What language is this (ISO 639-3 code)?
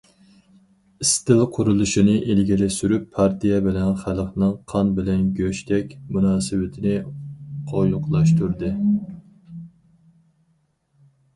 uig